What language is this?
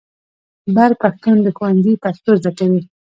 Pashto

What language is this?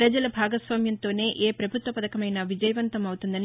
Telugu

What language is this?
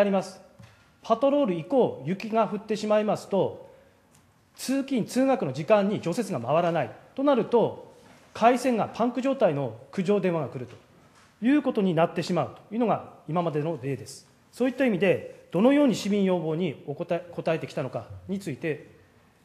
Japanese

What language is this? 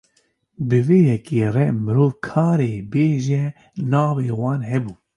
Kurdish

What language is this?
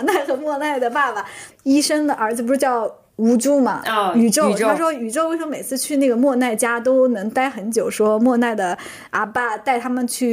Chinese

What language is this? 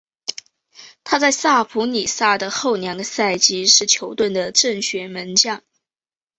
Chinese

